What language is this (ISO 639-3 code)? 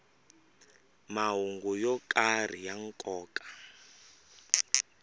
tso